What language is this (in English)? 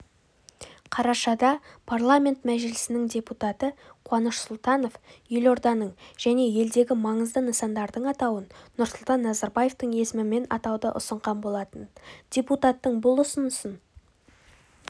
Kazakh